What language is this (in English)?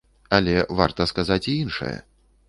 Belarusian